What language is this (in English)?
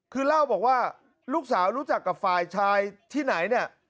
Thai